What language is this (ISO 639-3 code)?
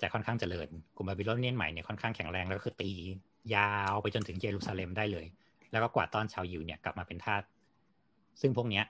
tha